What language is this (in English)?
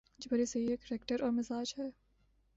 Urdu